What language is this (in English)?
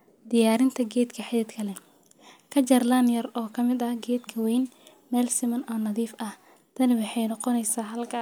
Somali